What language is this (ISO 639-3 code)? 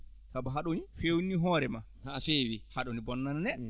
ful